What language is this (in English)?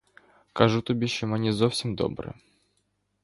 Ukrainian